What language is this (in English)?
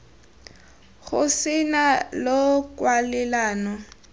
Tswana